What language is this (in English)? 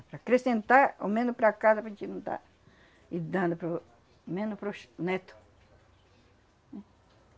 Portuguese